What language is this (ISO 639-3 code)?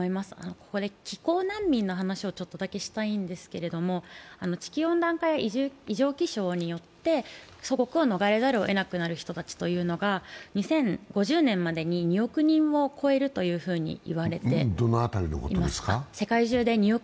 jpn